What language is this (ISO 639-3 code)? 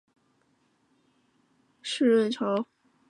zho